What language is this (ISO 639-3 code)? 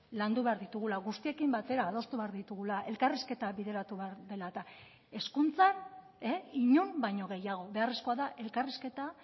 eus